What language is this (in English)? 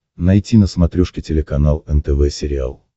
Russian